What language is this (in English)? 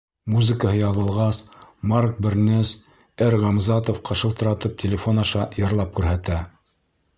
Bashkir